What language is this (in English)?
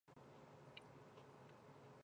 Chinese